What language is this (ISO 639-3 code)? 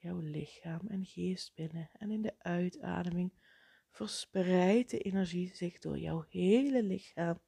nld